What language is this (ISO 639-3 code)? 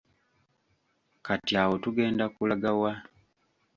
lug